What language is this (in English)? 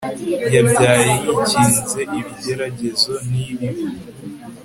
Kinyarwanda